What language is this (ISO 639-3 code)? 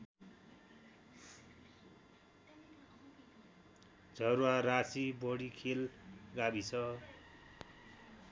nep